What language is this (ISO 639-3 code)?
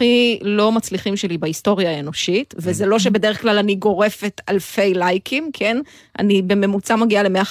heb